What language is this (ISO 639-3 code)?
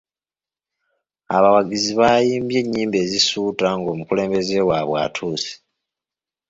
lug